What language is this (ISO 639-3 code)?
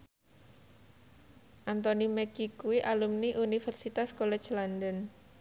jav